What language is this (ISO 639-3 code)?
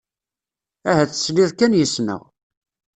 kab